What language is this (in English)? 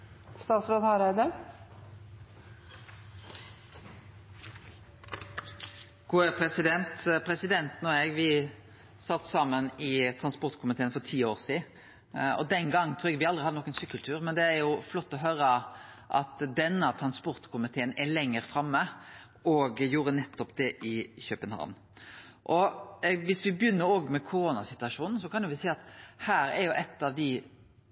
Norwegian